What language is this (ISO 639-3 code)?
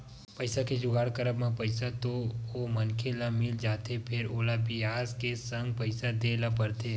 hne